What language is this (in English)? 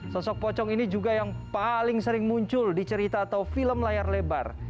Indonesian